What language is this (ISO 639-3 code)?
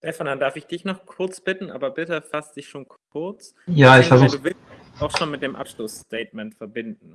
deu